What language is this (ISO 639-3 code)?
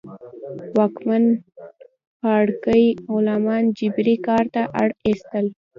pus